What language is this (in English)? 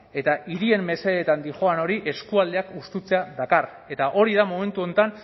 Basque